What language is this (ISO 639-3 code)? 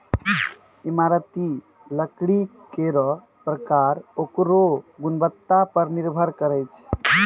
mai